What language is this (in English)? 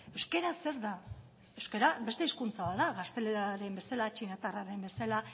Basque